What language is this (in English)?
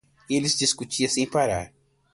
Portuguese